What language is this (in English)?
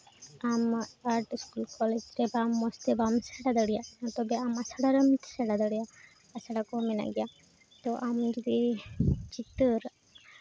Santali